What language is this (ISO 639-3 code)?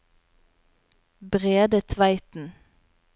nor